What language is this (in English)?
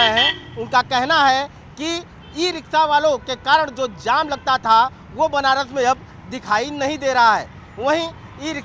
Hindi